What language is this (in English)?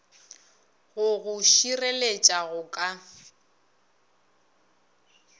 Northern Sotho